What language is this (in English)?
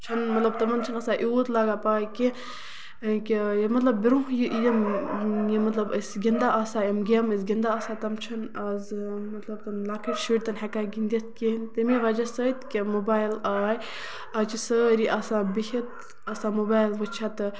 Kashmiri